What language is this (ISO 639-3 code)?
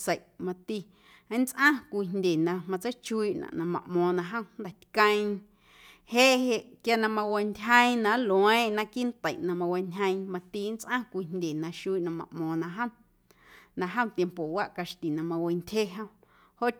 amu